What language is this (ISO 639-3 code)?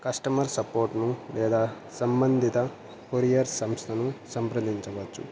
tel